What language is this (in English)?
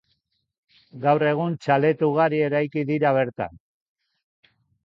Basque